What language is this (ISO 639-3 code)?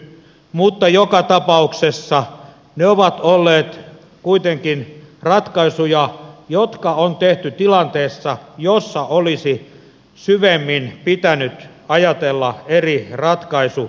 fin